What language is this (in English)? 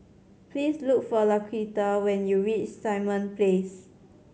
English